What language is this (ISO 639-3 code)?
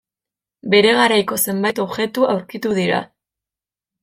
eus